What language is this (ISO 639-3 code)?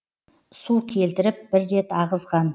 kaz